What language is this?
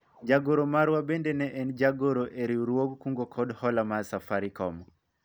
Luo (Kenya and Tanzania)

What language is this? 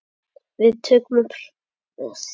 Icelandic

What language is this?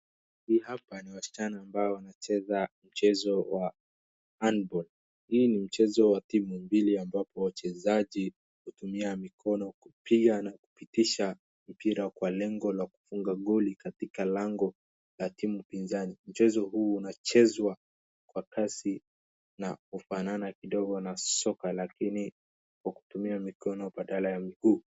Swahili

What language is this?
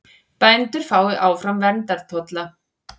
Icelandic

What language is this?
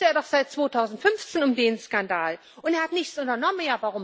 German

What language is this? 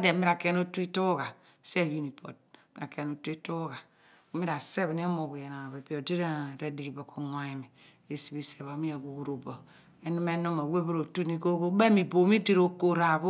Abua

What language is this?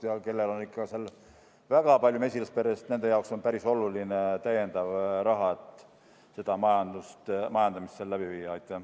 Estonian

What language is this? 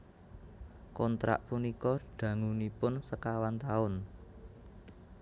Javanese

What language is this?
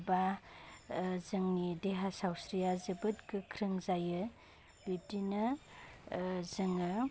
Bodo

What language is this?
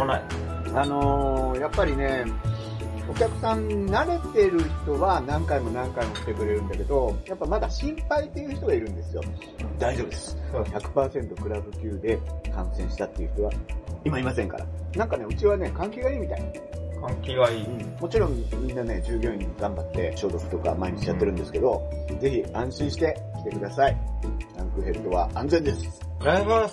Japanese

